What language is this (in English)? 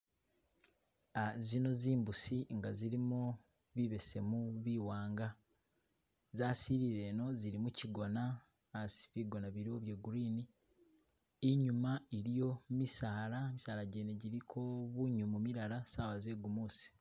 Masaaba